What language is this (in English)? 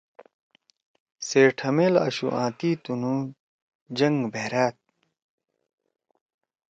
Torwali